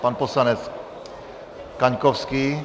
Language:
Czech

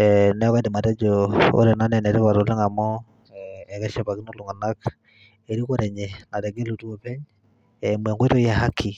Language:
Masai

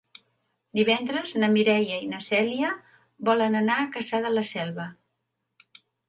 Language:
Catalan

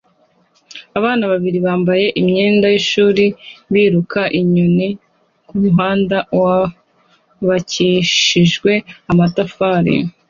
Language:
Kinyarwanda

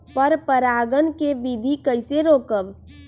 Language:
Magahi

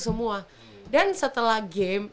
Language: Indonesian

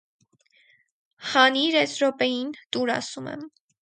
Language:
Armenian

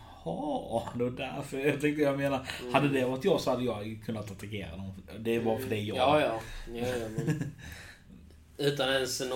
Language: Swedish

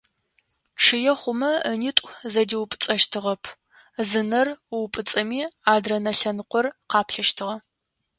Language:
Adyghe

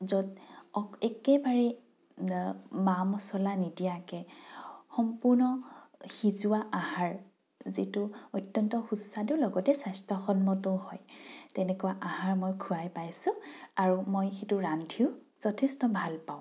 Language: Assamese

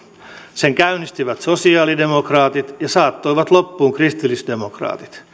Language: Finnish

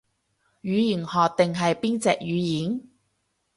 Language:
Cantonese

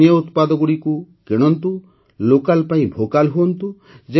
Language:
Odia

